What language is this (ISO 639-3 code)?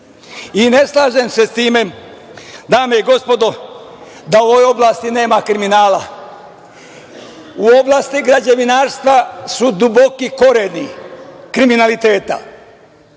srp